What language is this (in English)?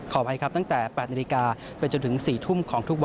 Thai